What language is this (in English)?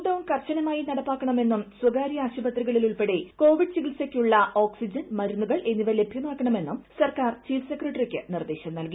Malayalam